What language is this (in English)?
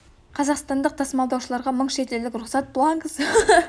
Kazakh